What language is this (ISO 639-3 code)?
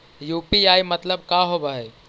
mag